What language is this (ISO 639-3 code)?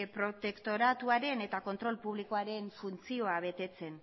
eus